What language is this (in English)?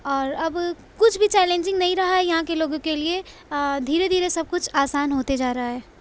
Urdu